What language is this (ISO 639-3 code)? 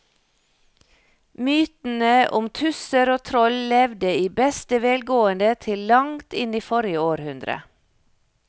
nor